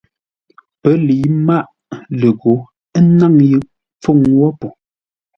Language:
Ngombale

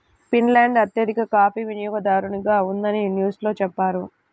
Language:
Telugu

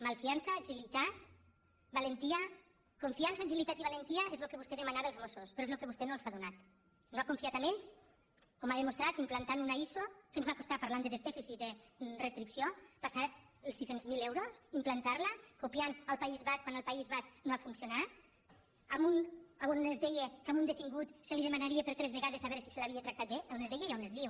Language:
Catalan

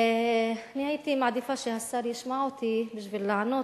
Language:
Hebrew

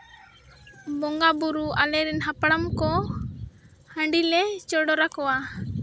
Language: Santali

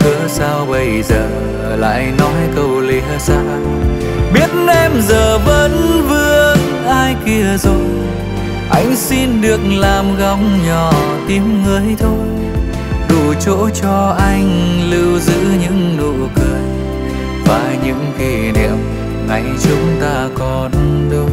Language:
Vietnamese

